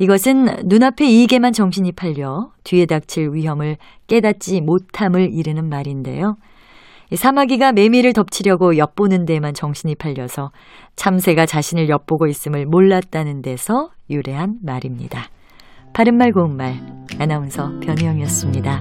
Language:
Korean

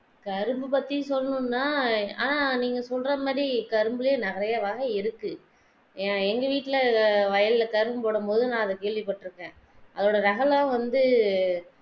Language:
Tamil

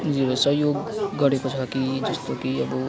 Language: Nepali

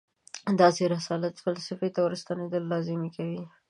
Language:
Pashto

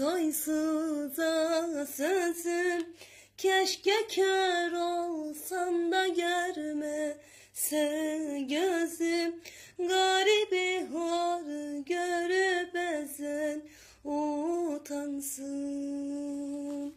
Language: Turkish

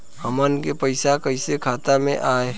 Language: Bhojpuri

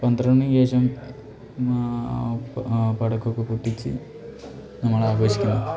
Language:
Malayalam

